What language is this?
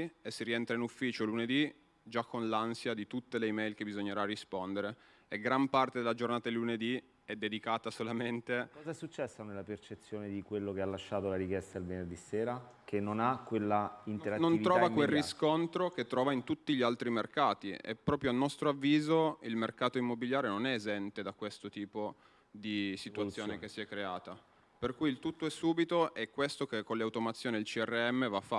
Italian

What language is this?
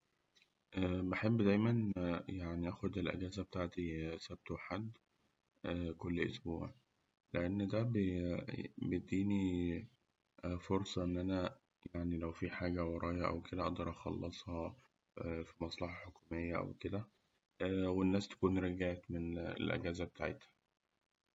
Egyptian Arabic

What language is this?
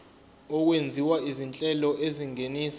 Zulu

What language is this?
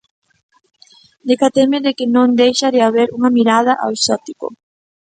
Galician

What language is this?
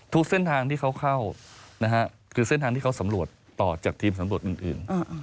Thai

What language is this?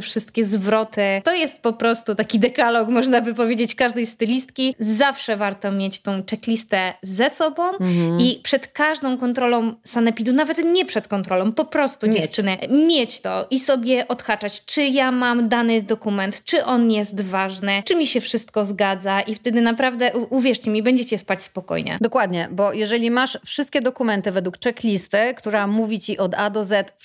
Polish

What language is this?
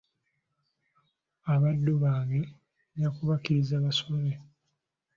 Ganda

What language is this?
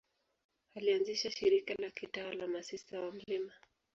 Swahili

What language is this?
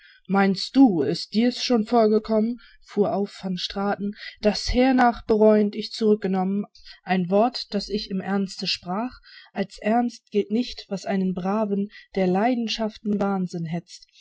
German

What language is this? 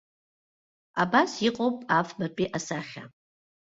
Abkhazian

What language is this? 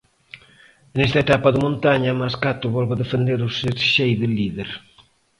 Galician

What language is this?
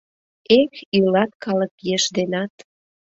Mari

